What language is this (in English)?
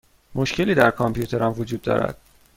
Persian